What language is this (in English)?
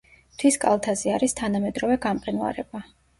Georgian